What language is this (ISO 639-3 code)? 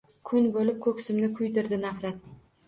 uzb